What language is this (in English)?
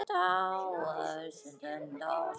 Icelandic